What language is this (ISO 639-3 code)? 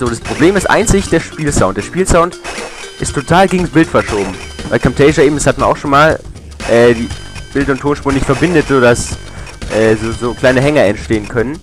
deu